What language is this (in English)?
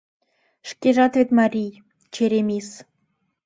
Mari